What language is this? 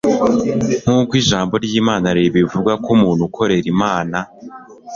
Kinyarwanda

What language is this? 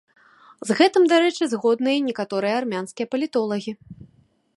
Belarusian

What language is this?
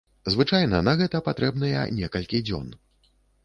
Belarusian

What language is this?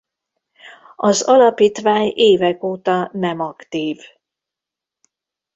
Hungarian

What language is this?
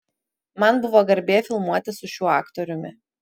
Lithuanian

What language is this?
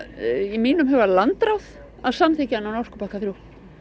Icelandic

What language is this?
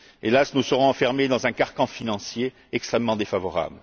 French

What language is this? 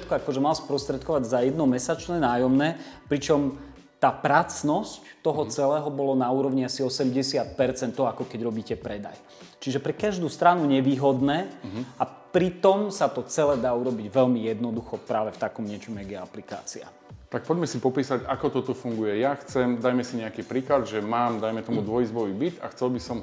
Slovak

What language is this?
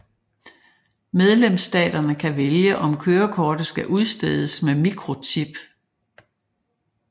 Danish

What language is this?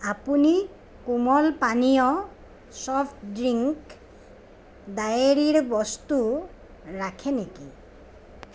Assamese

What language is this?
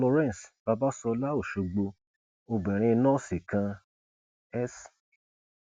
Yoruba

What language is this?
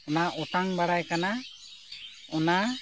Santali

